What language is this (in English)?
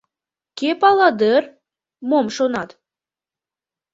Mari